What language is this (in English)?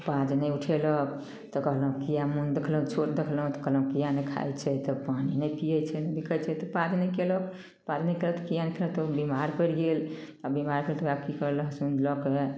Maithili